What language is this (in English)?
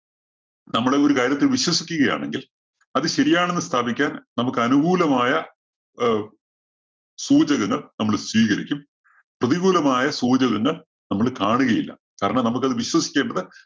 Malayalam